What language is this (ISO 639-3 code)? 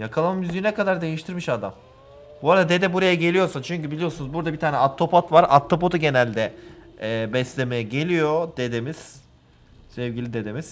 tur